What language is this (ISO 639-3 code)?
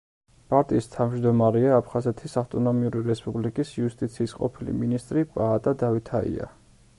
kat